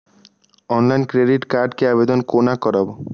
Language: Maithili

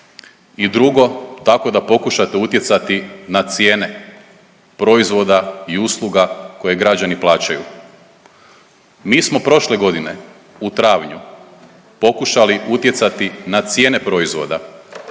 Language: Croatian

